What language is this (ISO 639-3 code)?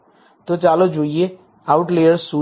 guj